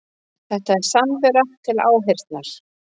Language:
Icelandic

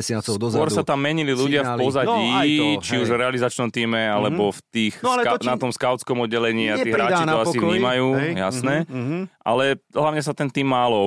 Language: Slovak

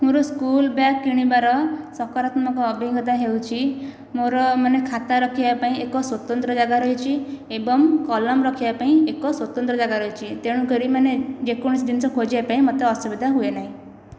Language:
Odia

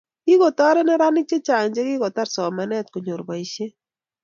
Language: Kalenjin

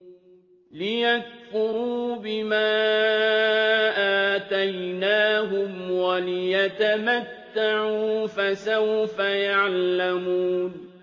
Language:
Arabic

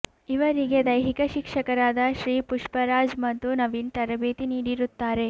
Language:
Kannada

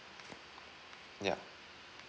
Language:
English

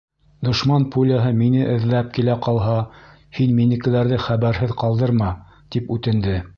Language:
Bashkir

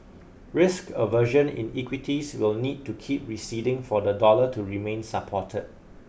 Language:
English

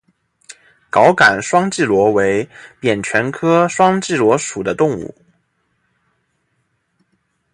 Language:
Chinese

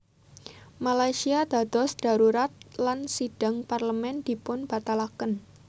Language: Javanese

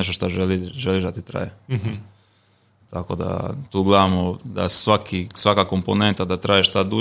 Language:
Croatian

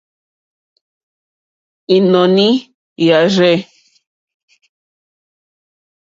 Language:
Mokpwe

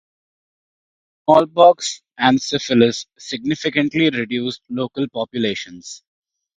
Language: English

